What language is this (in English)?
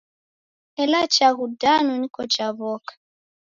Taita